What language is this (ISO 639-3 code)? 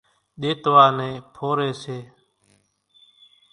gjk